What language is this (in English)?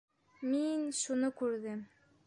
Bashkir